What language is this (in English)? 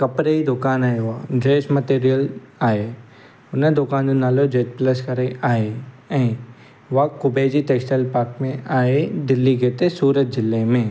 Sindhi